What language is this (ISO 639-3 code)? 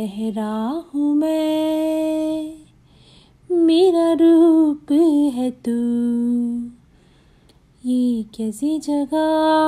hin